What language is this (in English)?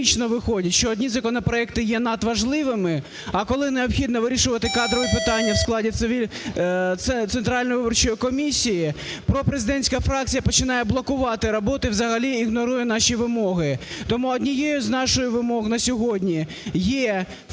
Ukrainian